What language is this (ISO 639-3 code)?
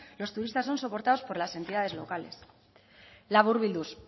spa